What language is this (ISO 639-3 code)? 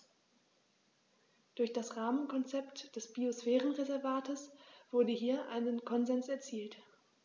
deu